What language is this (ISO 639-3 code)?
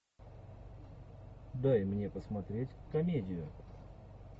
rus